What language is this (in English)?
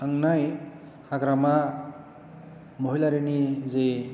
Bodo